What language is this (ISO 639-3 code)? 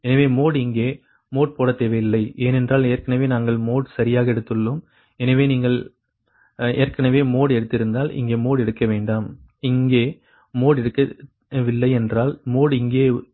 tam